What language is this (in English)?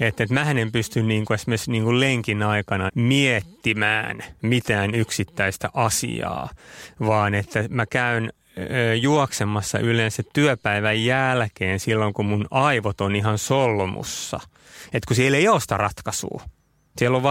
Finnish